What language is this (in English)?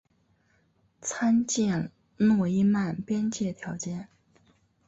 Chinese